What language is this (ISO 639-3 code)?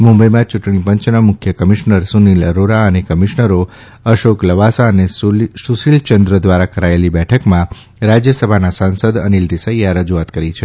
guj